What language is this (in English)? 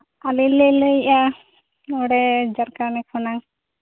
Santali